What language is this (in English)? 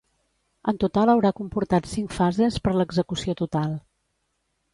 Catalan